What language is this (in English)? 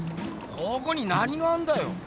Japanese